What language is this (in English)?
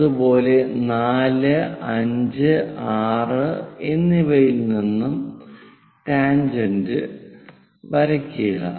Malayalam